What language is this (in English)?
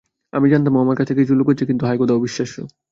Bangla